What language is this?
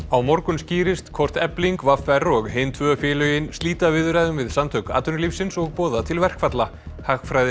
Icelandic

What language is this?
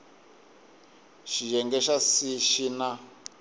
Tsonga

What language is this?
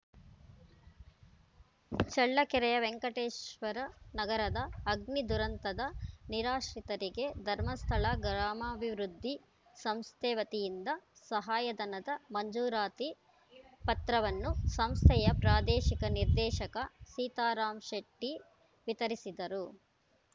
Kannada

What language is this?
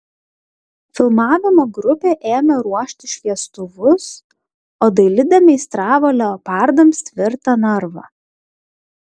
Lithuanian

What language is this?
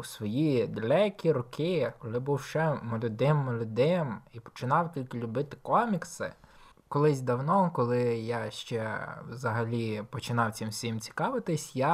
Ukrainian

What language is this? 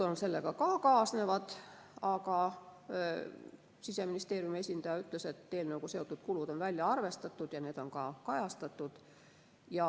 Estonian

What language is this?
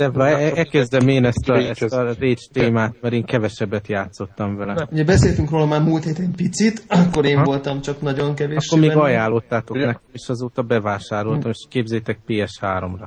Hungarian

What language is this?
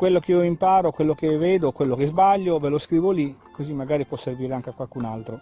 Italian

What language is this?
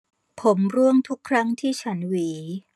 Thai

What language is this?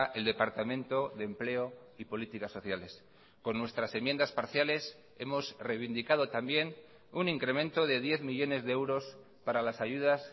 Spanish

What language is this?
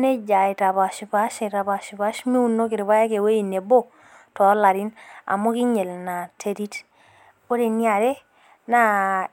Masai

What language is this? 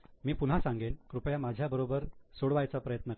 Marathi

